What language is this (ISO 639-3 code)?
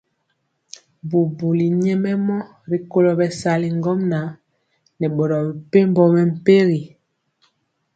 mcx